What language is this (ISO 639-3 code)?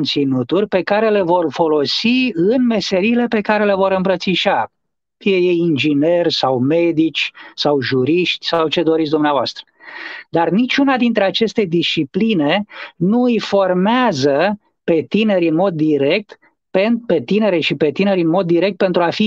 ron